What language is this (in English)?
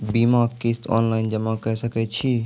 Maithili